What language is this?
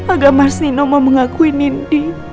Indonesian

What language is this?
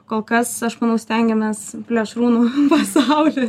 Lithuanian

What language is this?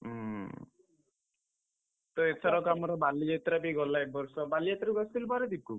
Odia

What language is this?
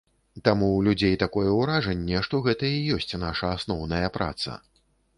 Belarusian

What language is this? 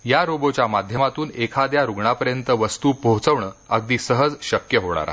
Marathi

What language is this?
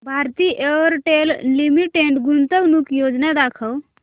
Marathi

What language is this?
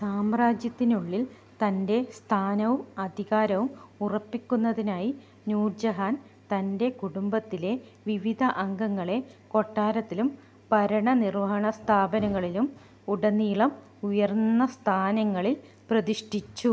Malayalam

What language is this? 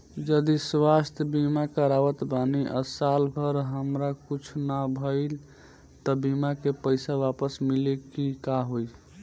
Bhojpuri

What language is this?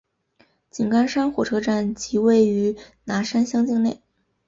Chinese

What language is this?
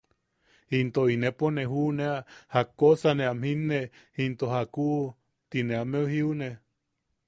Yaqui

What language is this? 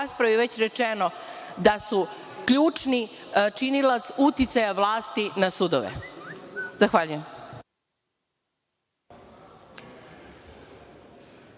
Serbian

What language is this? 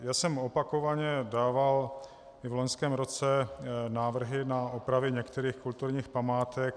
Czech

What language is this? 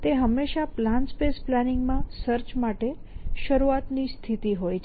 Gujarati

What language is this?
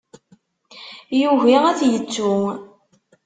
Kabyle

